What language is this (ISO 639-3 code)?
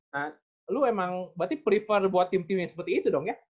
ind